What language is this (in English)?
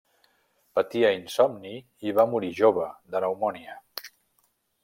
Catalan